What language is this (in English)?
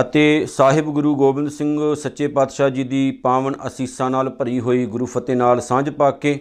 Punjabi